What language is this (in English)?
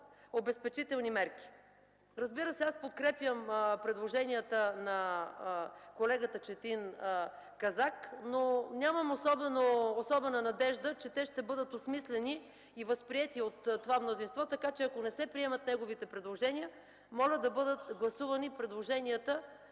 Bulgarian